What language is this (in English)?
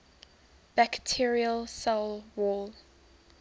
English